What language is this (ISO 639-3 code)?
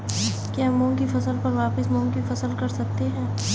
hin